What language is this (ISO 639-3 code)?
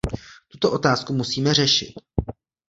ces